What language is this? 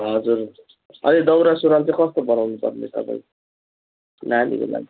Nepali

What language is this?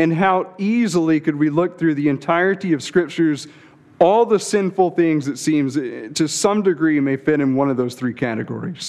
English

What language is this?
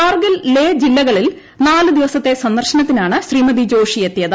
Malayalam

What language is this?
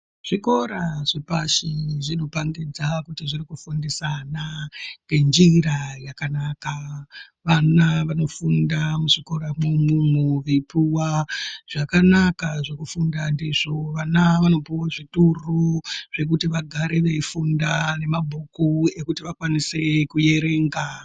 Ndau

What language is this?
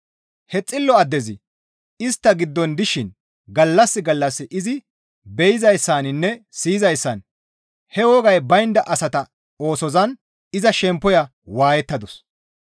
Gamo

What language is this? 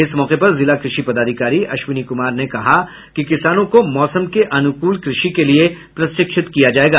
Hindi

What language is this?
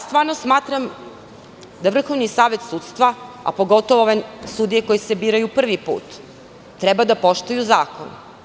Serbian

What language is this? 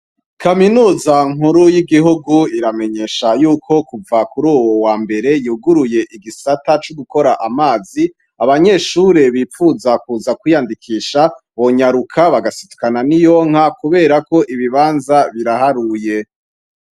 Rundi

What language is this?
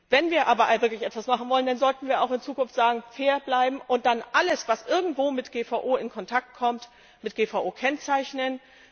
German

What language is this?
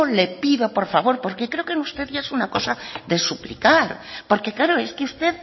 Spanish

